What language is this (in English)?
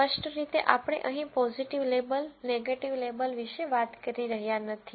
Gujarati